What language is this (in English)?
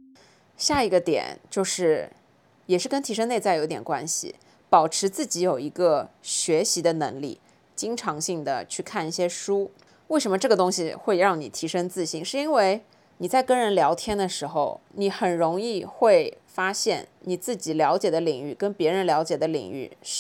Chinese